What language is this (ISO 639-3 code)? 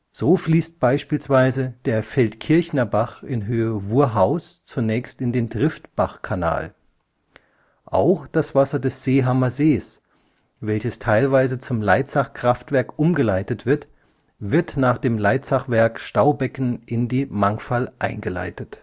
deu